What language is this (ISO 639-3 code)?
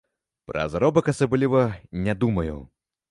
bel